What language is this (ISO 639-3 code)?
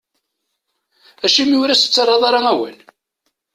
kab